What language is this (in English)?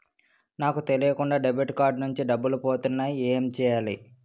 Telugu